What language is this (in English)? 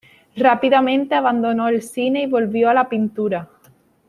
Spanish